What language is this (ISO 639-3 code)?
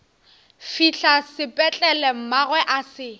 nso